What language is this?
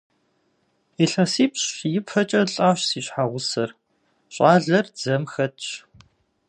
Kabardian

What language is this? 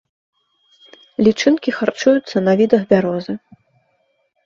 Belarusian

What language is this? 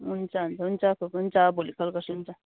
Nepali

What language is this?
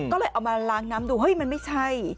Thai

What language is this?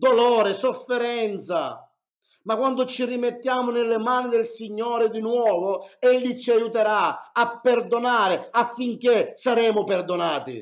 Italian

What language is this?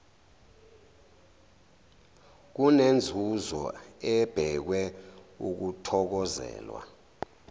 Zulu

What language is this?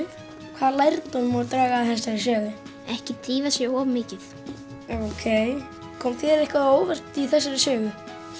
Icelandic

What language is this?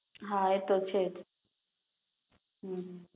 Gujarati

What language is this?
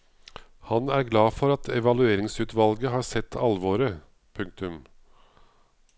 Norwegian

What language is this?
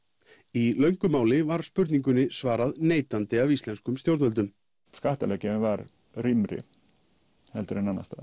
Icelandic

